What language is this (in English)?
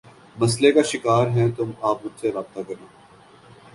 Urdu